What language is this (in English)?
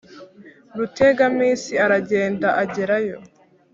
Kinyarwanda